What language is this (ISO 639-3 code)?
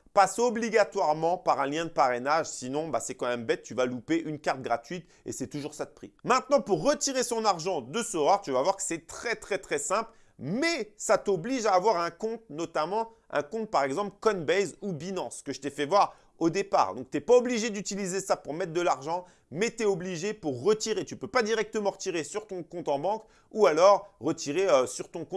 fra